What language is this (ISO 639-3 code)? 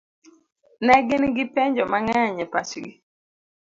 luo